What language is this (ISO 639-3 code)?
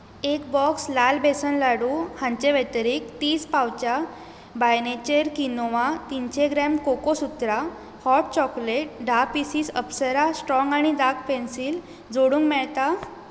kok